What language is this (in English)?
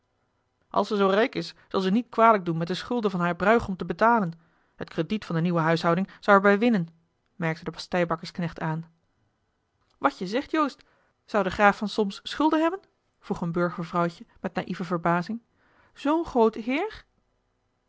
Dutch